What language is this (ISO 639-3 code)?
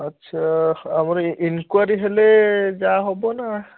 ori